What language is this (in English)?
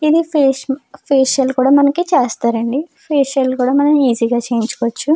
Telugu